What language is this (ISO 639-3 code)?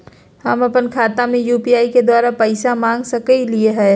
mag